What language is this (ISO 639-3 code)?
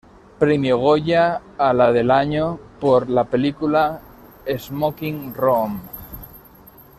spa